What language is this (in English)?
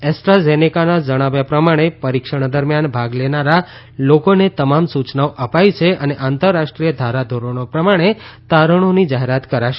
Gujarati